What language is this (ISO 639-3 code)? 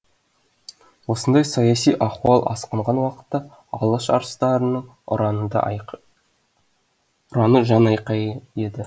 kaz